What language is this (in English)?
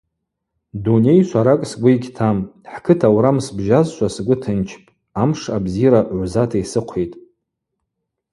Abaza